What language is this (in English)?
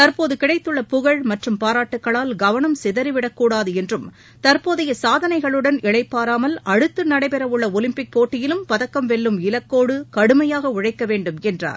Tamil